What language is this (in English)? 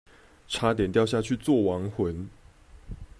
Chinese